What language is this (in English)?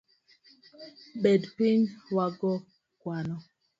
Luo (Kenya and Tanzania)